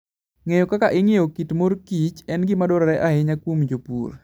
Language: Luo (Kenya and Tanzania)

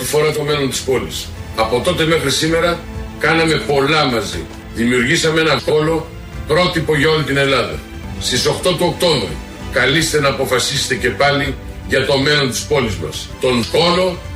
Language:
Greek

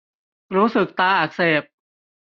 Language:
Thai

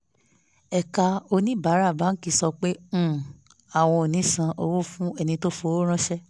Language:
Yoruba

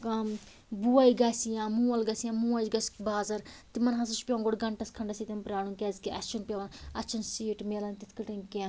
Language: Kashmiri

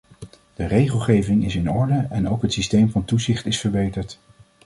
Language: Dutch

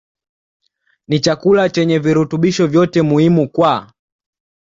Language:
Swahili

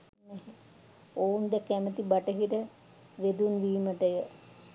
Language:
Sinhala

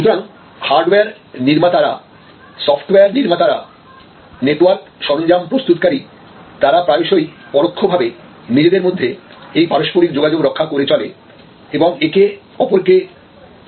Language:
Bangla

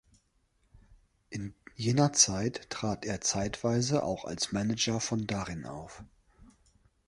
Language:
German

